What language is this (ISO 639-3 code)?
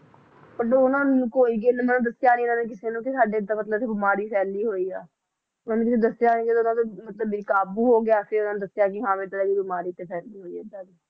pan